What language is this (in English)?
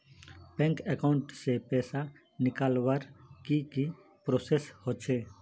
Magahi